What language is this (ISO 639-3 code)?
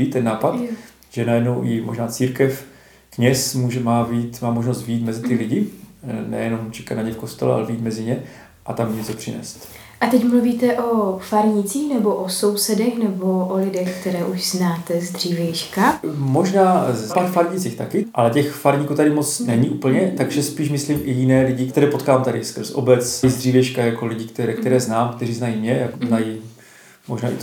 ces